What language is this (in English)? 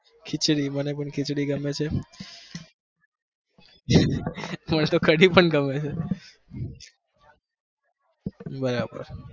Gujarati